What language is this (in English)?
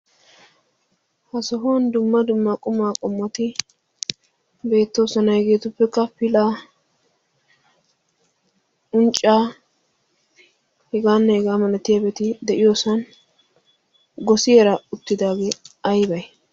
Wolaytta